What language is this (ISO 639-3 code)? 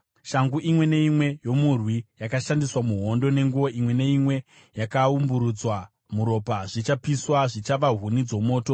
sna